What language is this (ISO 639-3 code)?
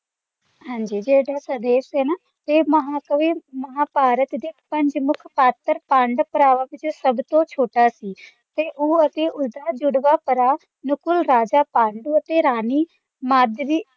pan